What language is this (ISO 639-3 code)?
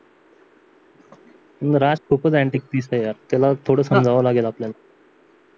mar